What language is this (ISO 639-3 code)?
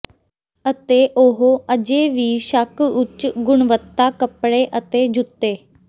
pan